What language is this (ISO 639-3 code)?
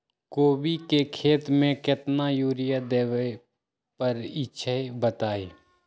mag